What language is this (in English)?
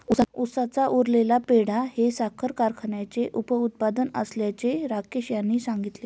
Marathi